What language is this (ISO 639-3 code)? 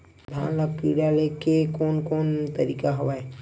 hne